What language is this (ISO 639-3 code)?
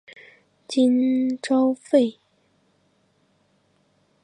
zho